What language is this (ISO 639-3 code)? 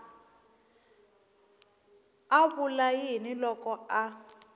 tso